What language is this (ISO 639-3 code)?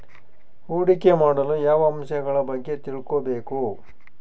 kan